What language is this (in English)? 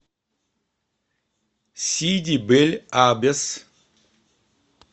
Russian